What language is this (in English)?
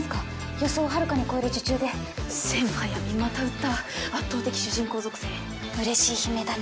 Japanese